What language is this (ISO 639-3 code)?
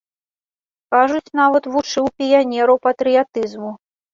bel